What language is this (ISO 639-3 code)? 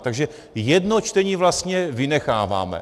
ces